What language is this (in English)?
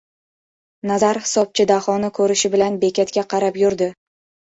Uzbek